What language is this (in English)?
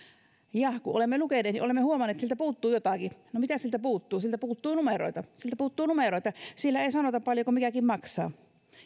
Finnish